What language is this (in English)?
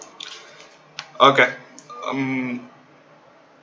English